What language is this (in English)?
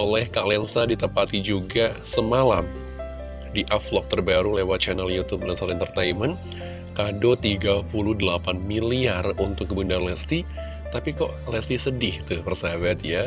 Indonesian